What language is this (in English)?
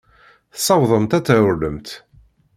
Kabyle